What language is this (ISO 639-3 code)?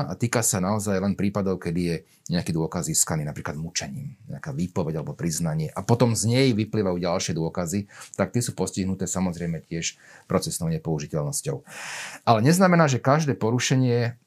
slk